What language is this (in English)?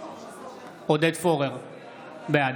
Hebrew